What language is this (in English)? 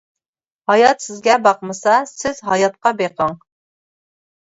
Uyghur